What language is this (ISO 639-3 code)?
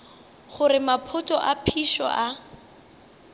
nso